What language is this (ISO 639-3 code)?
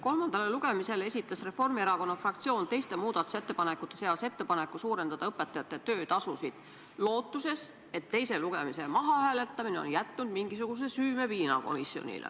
est